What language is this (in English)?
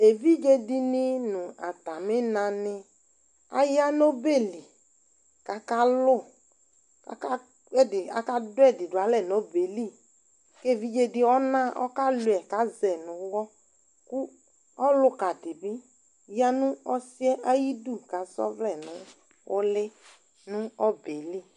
Ikposo